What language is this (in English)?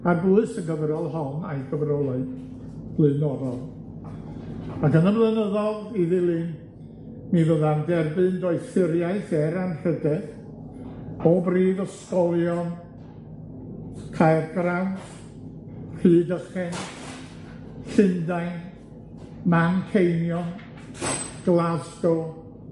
Welsh